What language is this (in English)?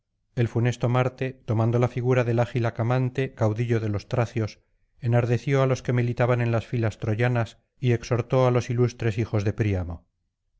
Spanish